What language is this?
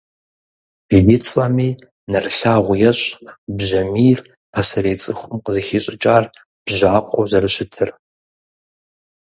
Kabardian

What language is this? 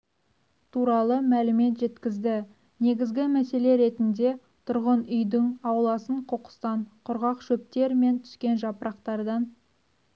Kazakh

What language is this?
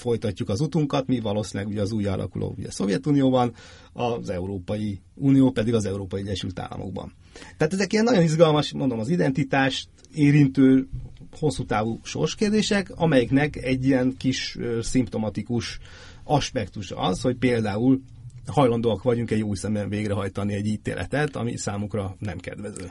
Hungarian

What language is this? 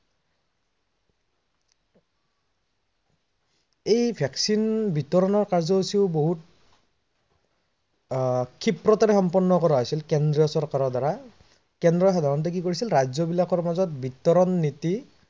Assamese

